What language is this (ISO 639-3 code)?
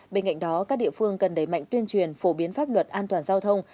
vie